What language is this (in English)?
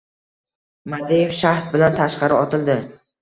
Uzbek